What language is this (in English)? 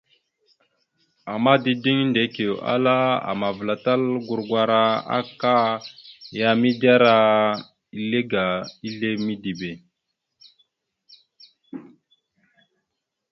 Mada (Cameroon)